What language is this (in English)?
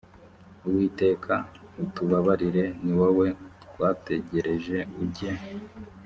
Kinyarwanda